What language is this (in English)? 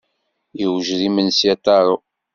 Kabyle